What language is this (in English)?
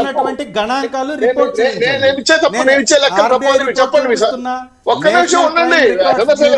Telugu